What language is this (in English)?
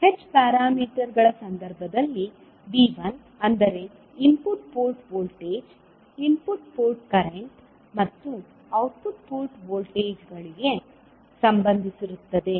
Kannada